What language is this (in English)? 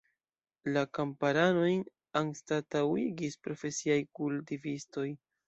Esperanto